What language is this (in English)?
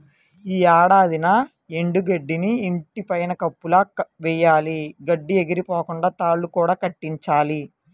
Telugu